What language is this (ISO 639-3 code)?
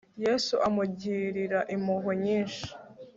kin